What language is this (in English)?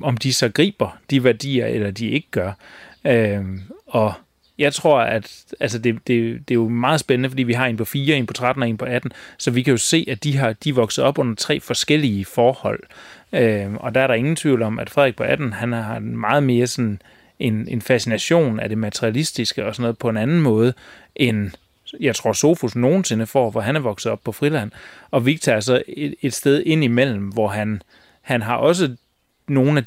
Danish